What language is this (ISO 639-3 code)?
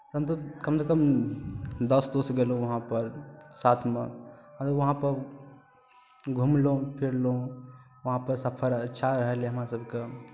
mai